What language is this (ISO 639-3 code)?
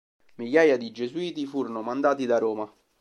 ita